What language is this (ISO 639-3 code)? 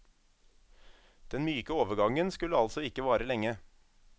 nor